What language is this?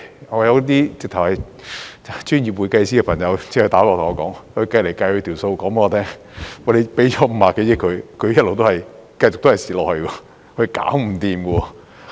Cantonese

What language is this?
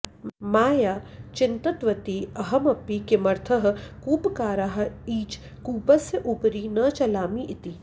Sanskrit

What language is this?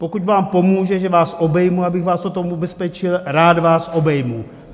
Czech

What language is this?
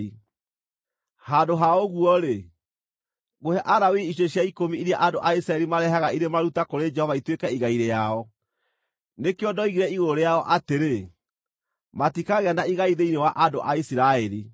Kikuyu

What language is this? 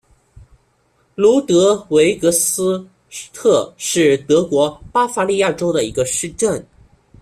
Chinese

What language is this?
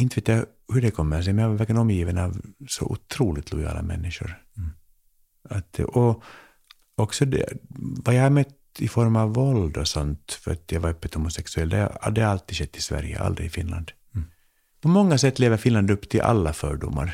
Swedish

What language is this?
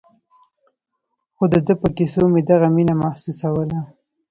Pashto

